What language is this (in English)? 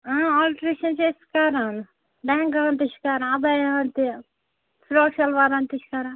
Kashmiri